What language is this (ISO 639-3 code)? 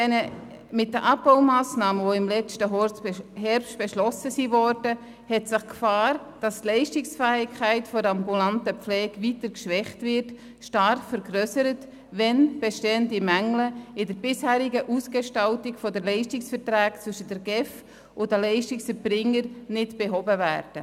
gsw